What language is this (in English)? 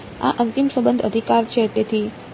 Gujarati